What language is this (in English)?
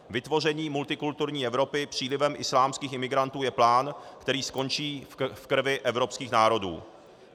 Czech